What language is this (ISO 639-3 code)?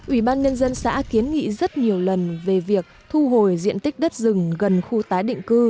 vie